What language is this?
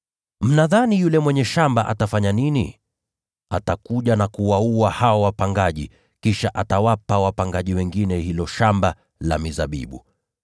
Swahili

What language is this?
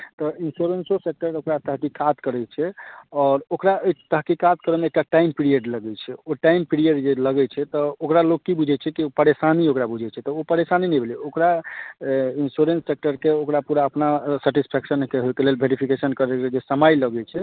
Maithili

